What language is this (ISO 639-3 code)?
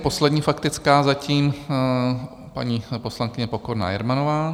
ces